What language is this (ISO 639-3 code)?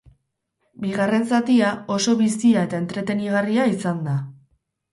eus